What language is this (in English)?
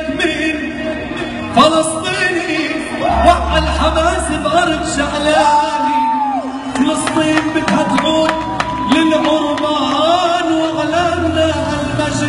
Arabic